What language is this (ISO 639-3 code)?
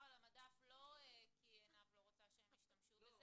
heb